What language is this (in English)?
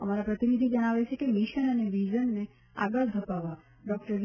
Gujarati